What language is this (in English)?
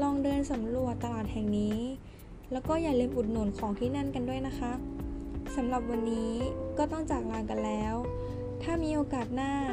Thai